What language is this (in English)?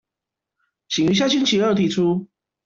Chinese